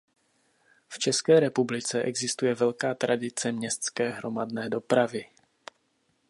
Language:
Czech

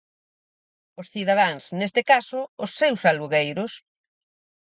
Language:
Galician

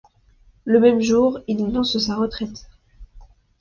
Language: French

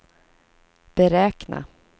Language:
Swedish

